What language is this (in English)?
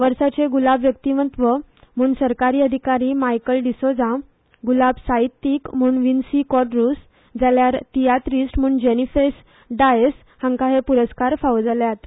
Konkani